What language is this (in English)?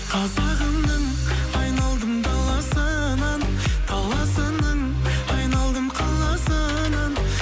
Kazakh